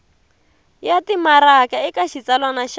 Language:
Tsonga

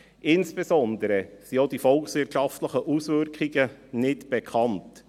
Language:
Swiss German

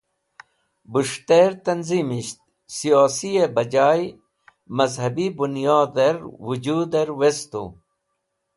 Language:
Wakhi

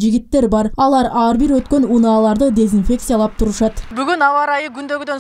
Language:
Turkish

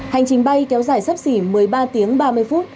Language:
Vietnamese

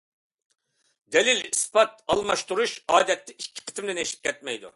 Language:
Uyghur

